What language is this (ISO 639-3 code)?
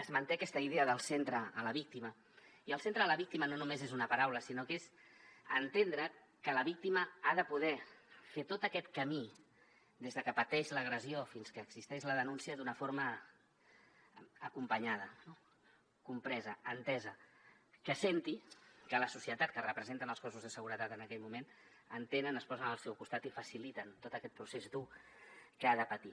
cat